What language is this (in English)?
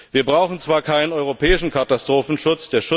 German